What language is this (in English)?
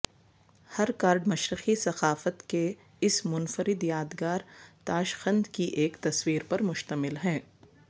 Urdu